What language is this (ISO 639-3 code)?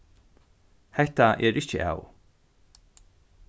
fao